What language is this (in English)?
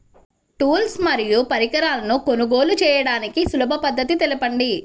Telugu